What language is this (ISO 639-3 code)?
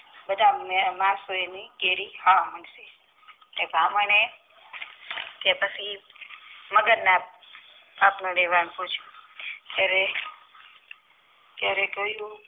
guj